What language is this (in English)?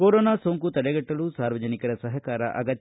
Kannada